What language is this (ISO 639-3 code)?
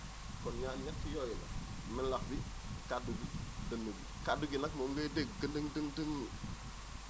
wol